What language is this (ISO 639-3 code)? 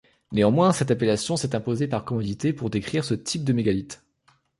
fra